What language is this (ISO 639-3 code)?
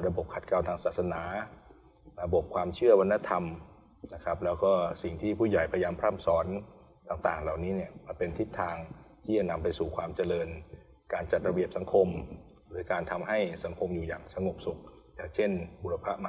tha